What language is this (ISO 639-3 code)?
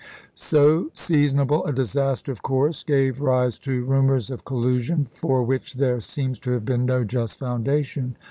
eng